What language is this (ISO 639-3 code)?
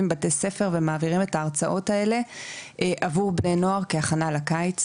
heb